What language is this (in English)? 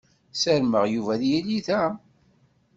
Kabyle